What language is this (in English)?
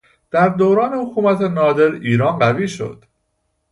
Persian